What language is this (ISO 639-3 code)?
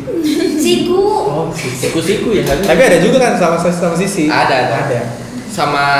ind